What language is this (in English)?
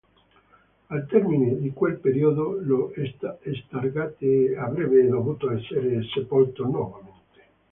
Italian